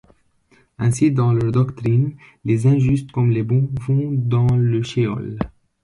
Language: French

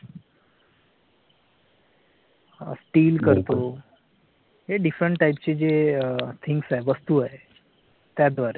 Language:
Marathi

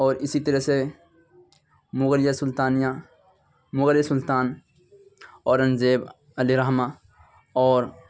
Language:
Urdu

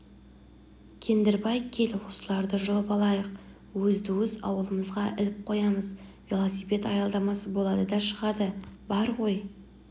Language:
Kazakh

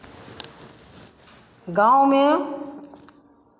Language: Hindi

